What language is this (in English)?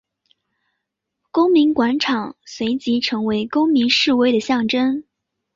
Chinese